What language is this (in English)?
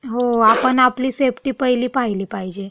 Marathi